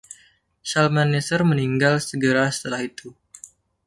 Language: Indonesian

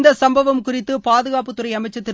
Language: Tamil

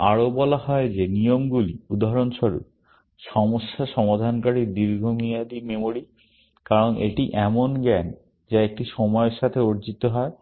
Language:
Bangla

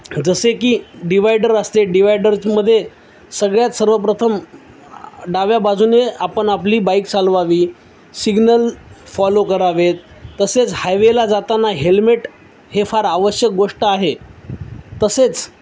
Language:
Marathi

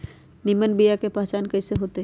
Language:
Magahi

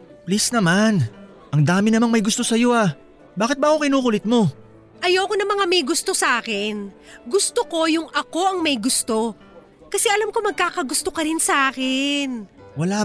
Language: Filipino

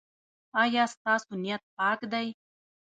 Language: Pashto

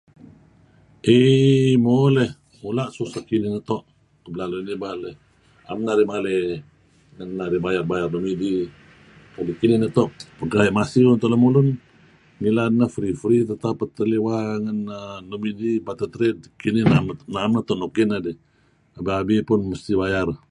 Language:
Kelabit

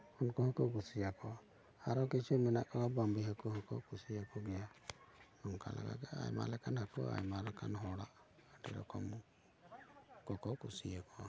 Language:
Santali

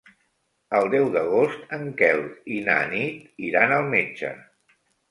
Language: Catalan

